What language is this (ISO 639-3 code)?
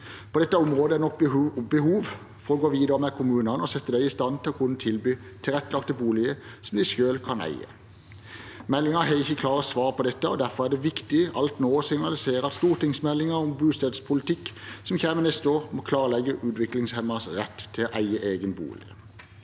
nor